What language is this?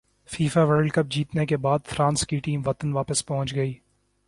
Urdu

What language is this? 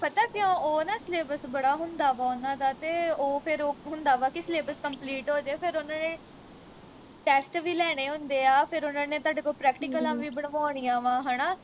Punjabi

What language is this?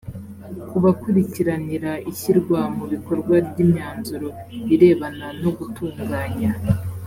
Kinyarwanda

